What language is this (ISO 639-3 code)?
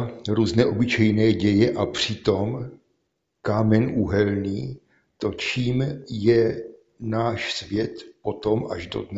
ces